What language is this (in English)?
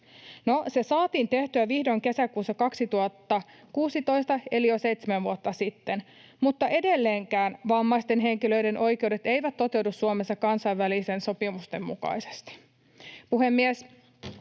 Finnish